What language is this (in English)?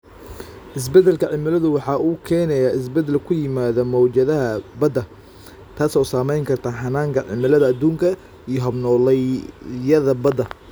Somali